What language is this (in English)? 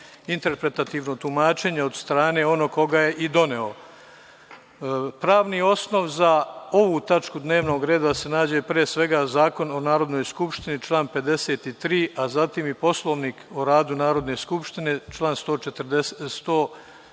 Serbian